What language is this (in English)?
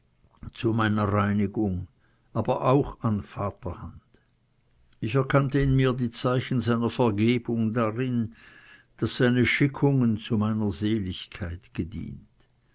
German